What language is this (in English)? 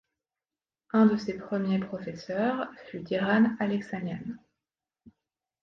French